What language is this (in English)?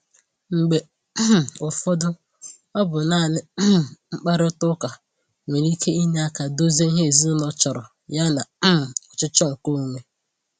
Igbo